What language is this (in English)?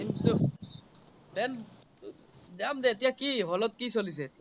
Assamese